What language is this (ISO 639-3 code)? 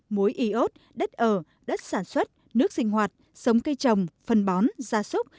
vie